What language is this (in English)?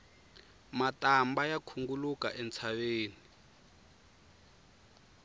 Tsonga